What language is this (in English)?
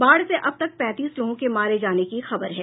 Hindi